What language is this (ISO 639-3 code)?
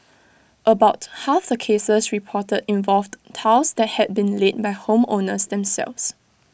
eng